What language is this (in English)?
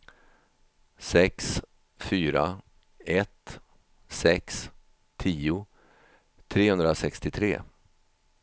Swedish